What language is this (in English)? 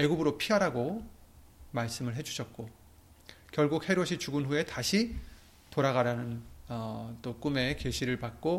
Korean